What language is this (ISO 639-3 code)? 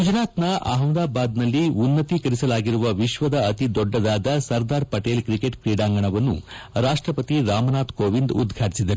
kan